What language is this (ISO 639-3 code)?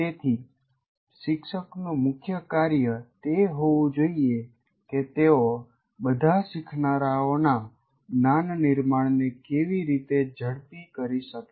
guj